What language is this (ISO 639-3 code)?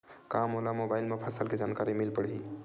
hne